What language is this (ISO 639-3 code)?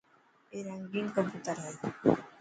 mki